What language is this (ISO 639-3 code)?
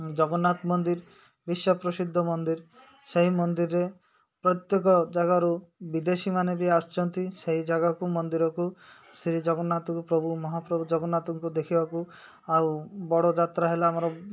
ori